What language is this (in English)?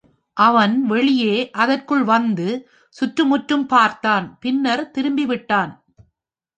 Tamil